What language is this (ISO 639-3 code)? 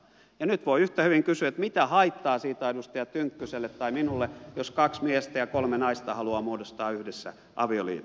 fin